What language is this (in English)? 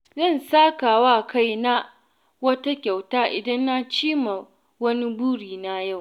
Hausa